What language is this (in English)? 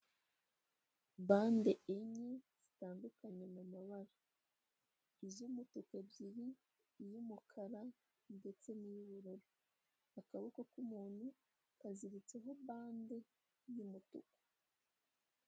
Kinyarwanda